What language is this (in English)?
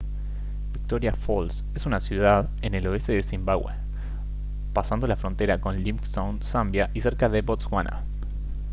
Spanish